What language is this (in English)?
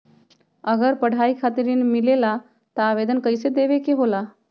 Magahi